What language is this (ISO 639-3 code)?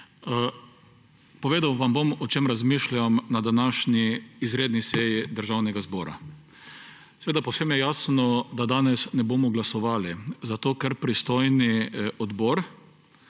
slv